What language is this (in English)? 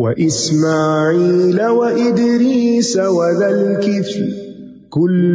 Urdu